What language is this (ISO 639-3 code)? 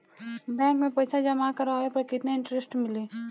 bho